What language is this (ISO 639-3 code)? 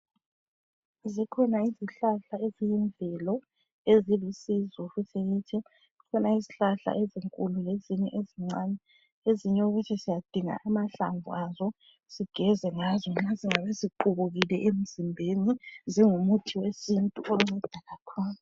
nde